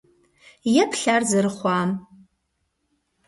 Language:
Kabardian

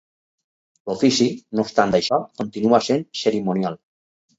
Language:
Catalan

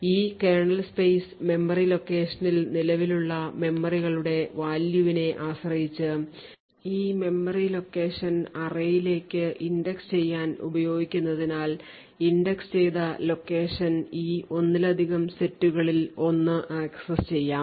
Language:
Malayalam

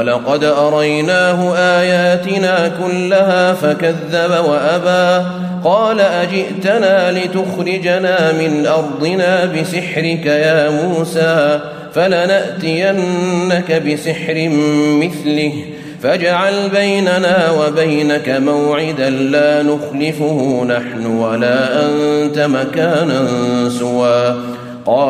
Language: Arabic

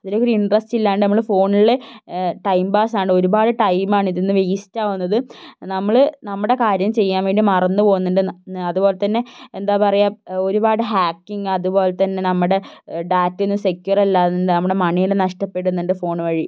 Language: Malayalam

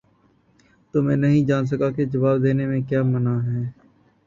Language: Urdu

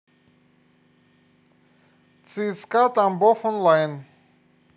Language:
Russian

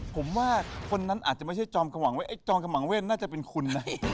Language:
Thai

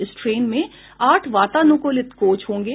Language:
Hindi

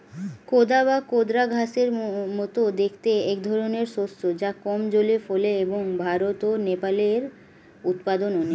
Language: Bangla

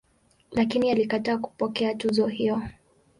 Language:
Swahili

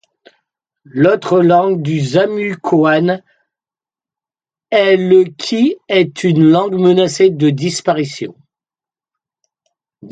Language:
French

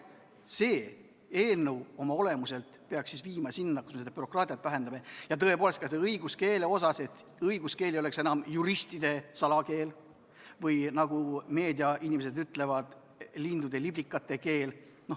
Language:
Estonian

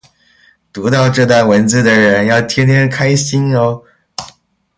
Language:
Chinese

